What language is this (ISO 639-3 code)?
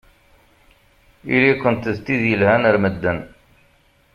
kab